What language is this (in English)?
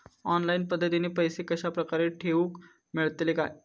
Marathi